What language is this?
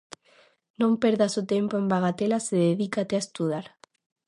Galician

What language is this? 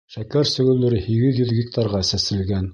Bashkir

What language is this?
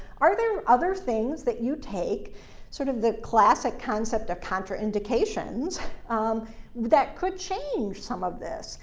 English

